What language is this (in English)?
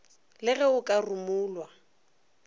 Northern Sotho